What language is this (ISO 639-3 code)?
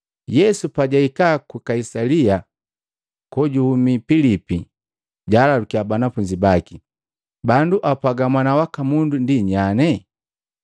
mgv